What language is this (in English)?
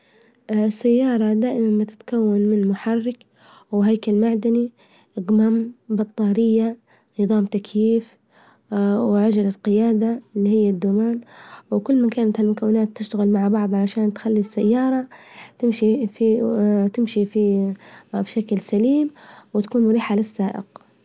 Libyan Arabic